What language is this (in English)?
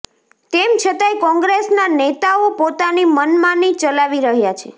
Gujarati